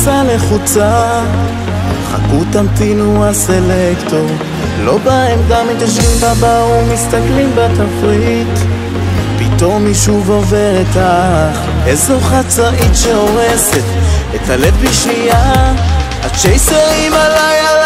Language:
Hebrew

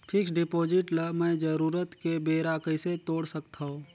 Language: Chhattisgarhi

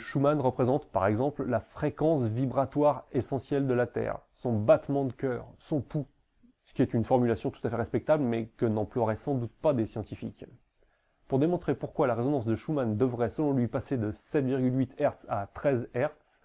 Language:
French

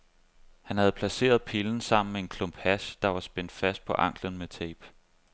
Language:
Danish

